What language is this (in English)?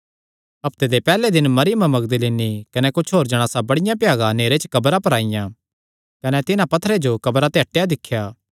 Kangri